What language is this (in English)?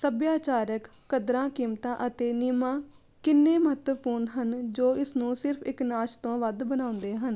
Punjabi